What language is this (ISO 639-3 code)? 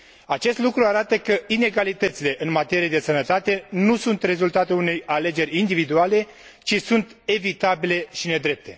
ron